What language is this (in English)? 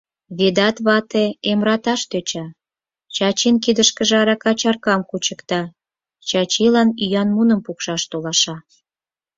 Mari